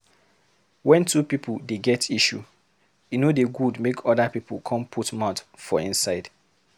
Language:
Nigerian Pidgin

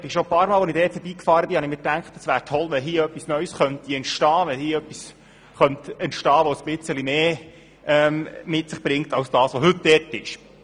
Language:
Swiss German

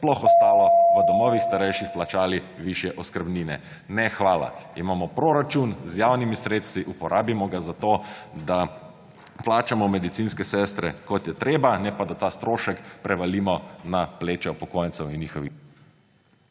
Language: Slovenian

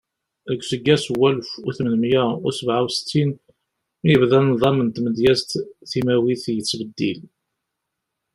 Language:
Kabyle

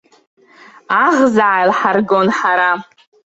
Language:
Abkhazian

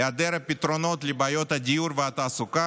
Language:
Hebrew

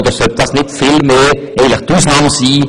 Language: Swiss German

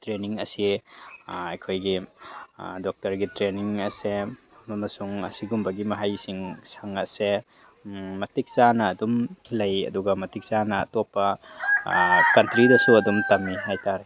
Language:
Manipuri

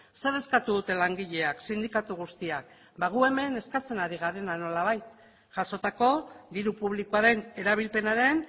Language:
Basque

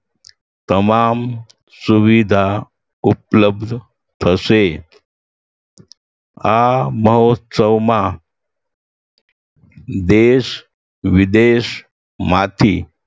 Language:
Gujarati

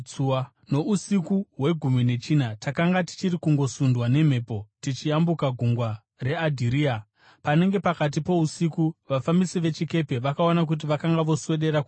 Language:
Shona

